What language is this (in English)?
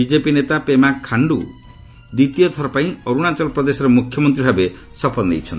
Odia